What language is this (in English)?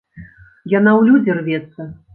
Belarusian